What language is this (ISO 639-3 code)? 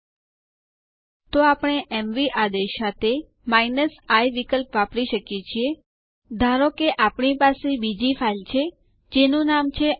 guj